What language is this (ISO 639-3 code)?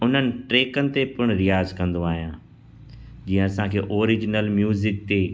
snd